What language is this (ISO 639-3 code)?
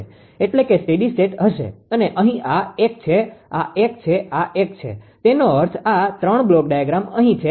guj